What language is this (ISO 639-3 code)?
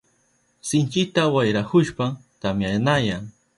qup